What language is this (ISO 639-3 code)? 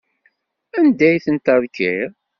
kab